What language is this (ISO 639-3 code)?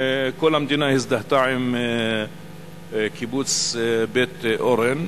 heb